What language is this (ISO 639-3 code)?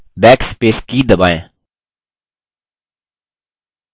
hin